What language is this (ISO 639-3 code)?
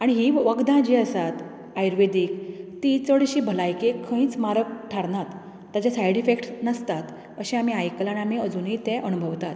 kok